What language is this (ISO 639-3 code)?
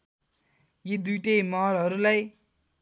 nep